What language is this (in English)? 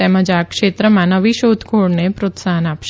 Gujarati